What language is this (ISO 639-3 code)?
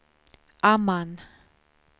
swe